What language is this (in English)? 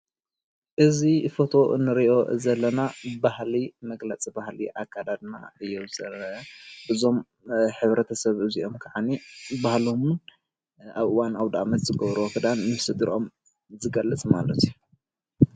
Tigrinya